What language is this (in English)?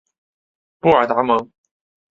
Chinese